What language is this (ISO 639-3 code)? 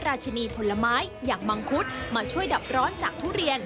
tha